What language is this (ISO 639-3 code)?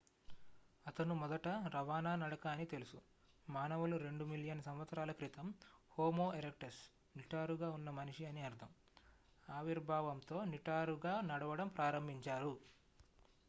tel